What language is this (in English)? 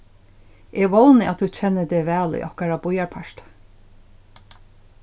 Faroese